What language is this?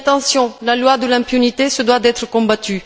French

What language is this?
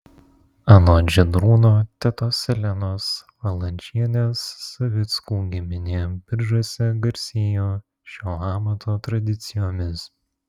Lithuanian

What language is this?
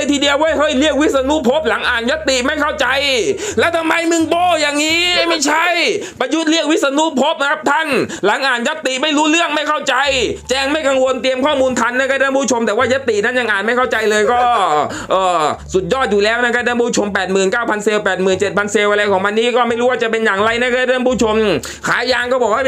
Thai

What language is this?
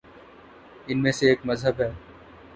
Urdu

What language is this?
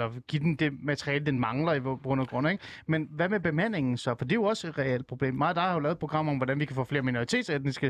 Danish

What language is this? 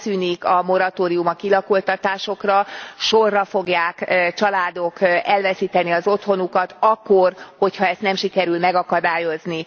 Hungarian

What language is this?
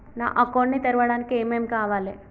Telugu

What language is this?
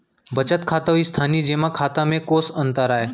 Chhattisgarhi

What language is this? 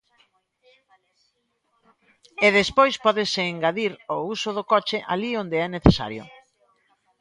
Galician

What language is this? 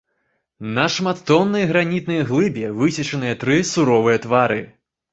Belarusian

